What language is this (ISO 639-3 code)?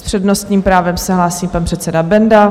ces